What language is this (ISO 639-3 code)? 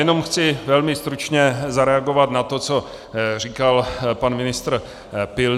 ces